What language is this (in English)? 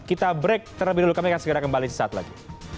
Indonesian